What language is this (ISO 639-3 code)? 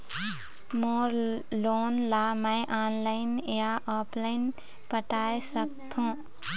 hne